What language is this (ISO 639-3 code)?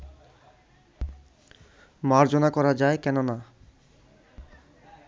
ben